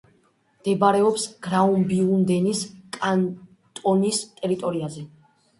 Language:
Georgian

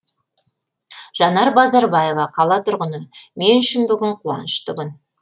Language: Kazakh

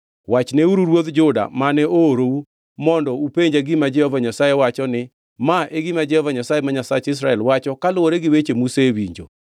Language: Luo (Kenya and Tanzania)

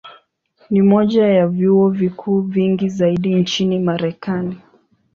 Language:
Swahili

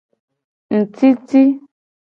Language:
Gen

